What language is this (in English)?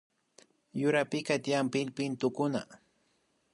Imbabura Highland Quichua